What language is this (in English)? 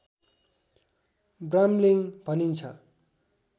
Nepali